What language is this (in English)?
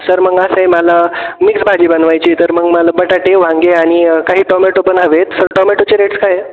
Marathi